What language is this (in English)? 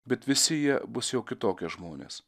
Lithuanian